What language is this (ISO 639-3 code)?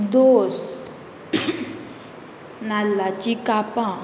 kok